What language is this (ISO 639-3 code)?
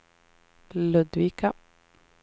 swe